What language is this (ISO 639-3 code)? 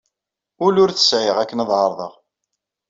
kab